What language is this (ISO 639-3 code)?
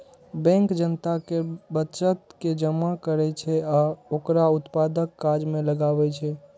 mai